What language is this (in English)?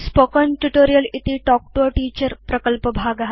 Sanskrit